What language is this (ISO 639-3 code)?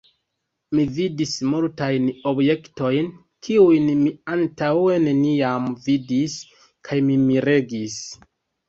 epo